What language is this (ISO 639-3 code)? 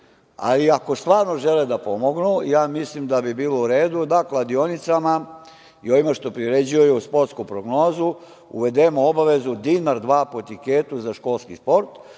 srp